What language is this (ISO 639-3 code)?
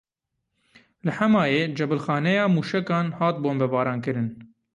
kur